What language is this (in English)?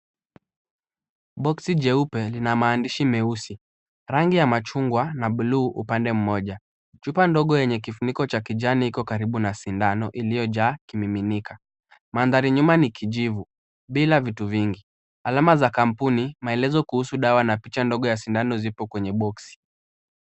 Swahili